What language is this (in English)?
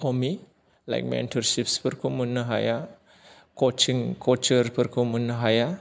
Bodo